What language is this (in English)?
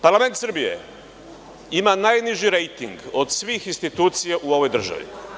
Serbian